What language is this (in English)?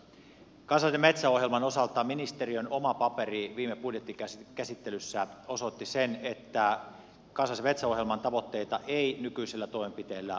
Finnish